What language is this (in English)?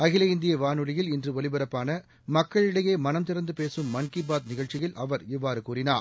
Tamil